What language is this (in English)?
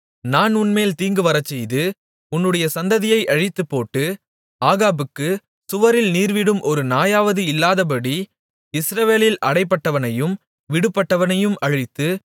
Tamil